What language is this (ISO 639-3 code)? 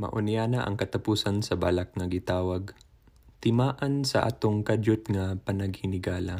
fil